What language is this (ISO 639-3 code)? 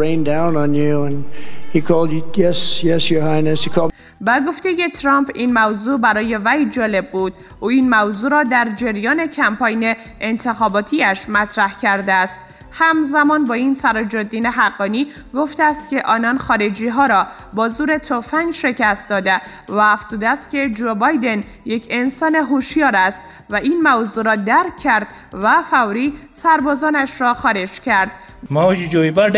fas